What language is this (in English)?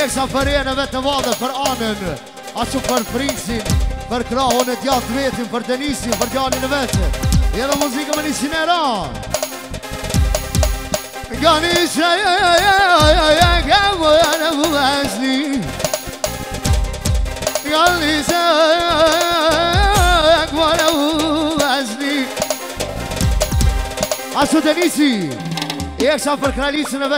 Arabic